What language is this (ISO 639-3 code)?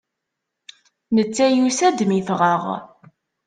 kab